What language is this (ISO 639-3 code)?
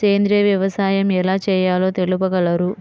tel